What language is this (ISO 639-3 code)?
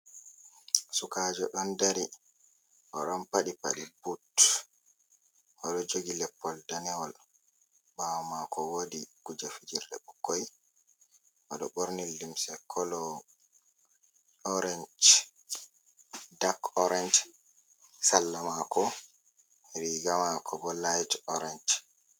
ful